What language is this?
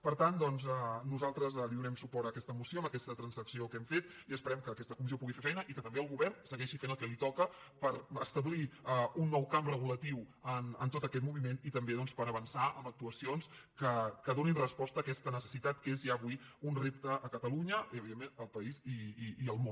Catalan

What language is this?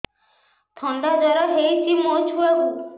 Odia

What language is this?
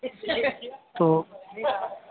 Urdu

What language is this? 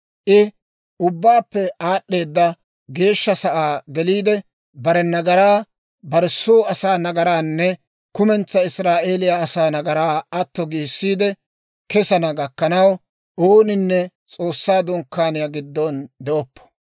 Dawro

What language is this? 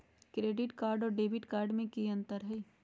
Magahi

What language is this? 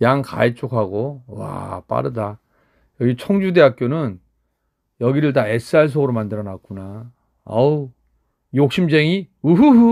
Korean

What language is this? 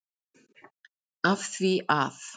Icelandic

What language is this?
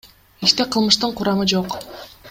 Kyrgyz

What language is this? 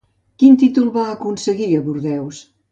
Catalan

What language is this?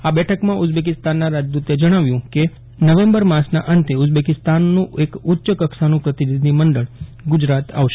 Gujarati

